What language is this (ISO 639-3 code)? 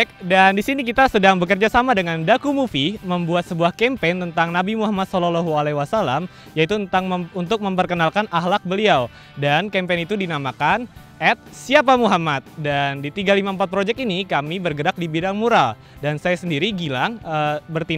ind